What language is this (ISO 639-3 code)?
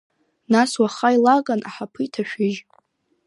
abk